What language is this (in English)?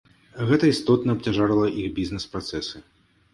Belarusian